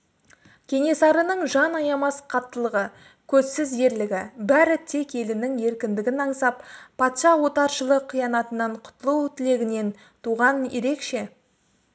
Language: Kazakh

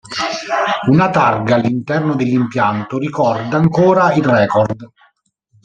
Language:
Italian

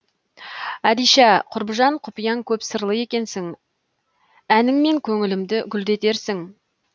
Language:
Kazakh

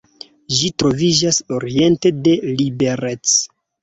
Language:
Esperanto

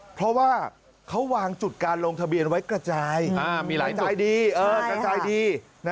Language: Thai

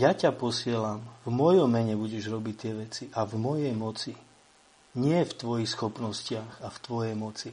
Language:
Slovak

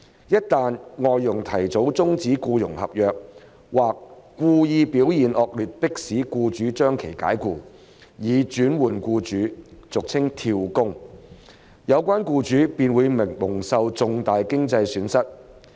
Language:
Cantonese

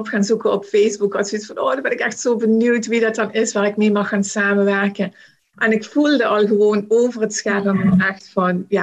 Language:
Dutch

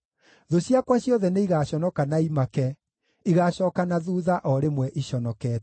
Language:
Kikuyu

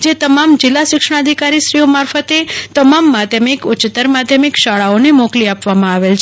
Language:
Gujarati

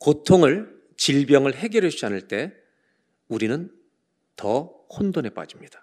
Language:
Korean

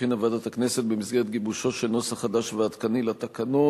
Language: Hebrew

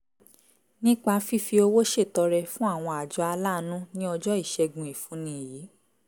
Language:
Yoruba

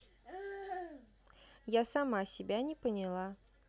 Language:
Russian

